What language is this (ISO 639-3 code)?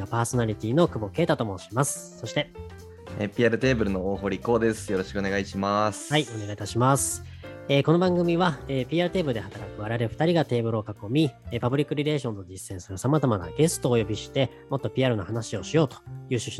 jpn